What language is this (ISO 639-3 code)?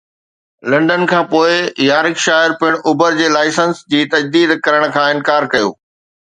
snd